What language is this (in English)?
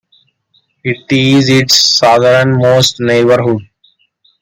English